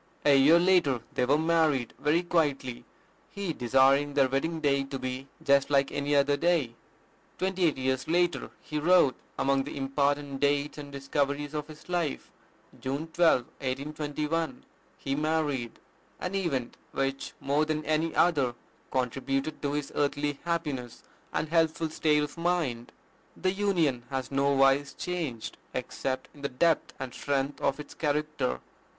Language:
English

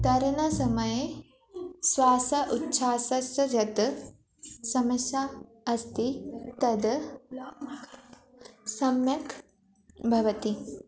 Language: Sanskrit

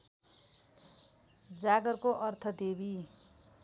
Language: Nepali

